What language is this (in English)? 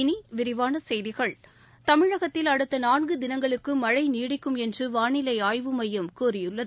Tamil